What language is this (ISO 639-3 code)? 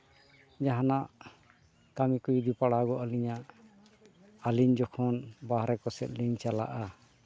sat